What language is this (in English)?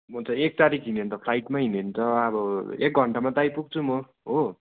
Nepali